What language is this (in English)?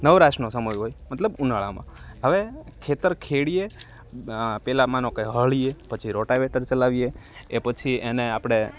Gujarati